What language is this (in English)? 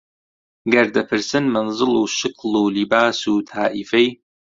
Central Kurdish